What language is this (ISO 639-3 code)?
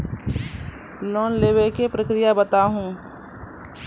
mai